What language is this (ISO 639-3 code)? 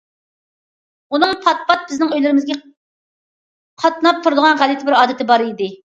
uig